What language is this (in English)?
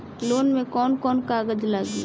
Bhojpuri